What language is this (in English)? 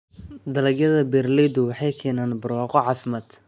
Somali